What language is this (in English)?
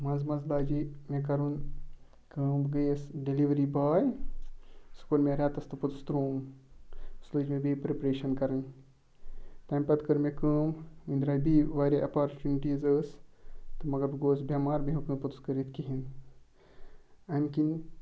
Kashmiri